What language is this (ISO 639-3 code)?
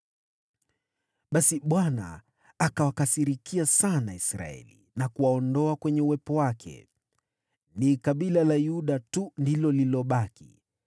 swa